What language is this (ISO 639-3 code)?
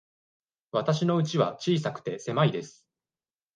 jpn